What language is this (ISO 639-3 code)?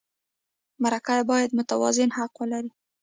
pus